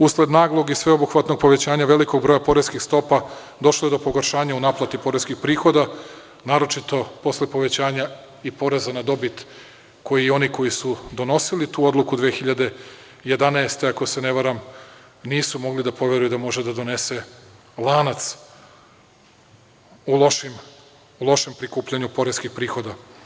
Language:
Serbian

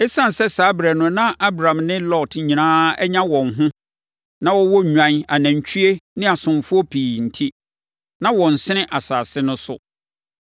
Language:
Akan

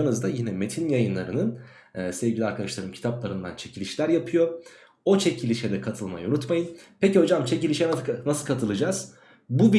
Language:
Turkish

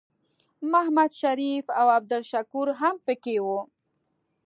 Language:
Pashto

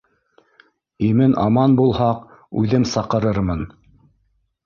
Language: Bashkir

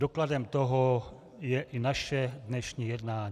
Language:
Czech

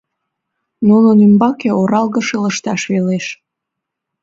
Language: Mari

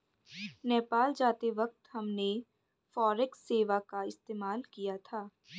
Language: Hindi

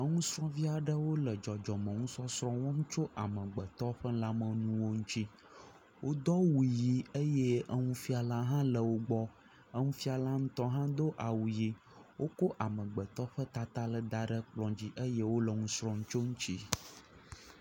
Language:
Ewe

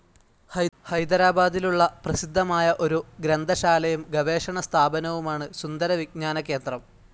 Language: Malayalam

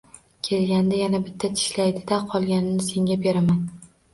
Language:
Uzbek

